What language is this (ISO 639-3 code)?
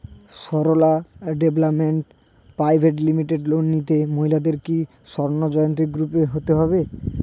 ben